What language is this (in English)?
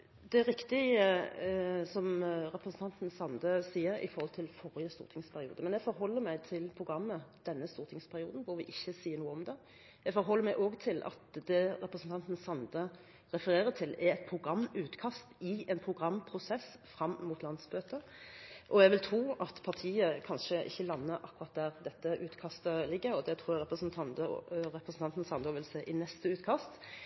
Norwegian